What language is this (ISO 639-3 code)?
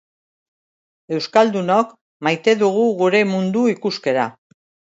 eus